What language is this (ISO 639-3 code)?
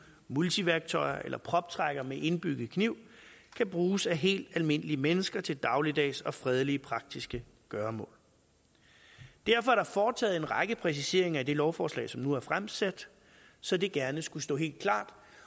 dan